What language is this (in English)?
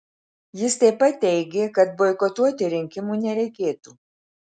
Lithuanian